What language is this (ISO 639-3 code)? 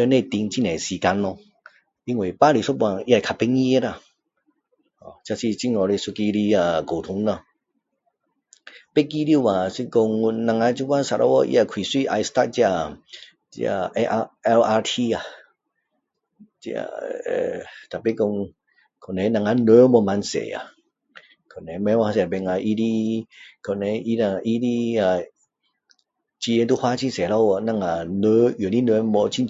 cdo